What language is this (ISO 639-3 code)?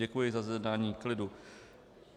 ces